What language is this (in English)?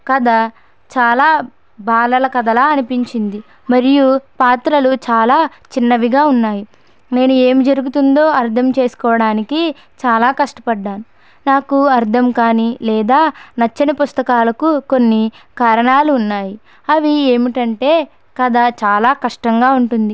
Telugu